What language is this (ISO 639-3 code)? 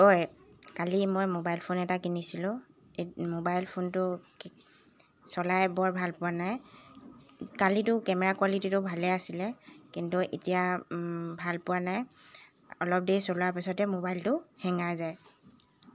asm